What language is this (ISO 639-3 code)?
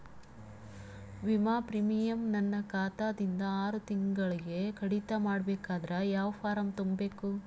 kan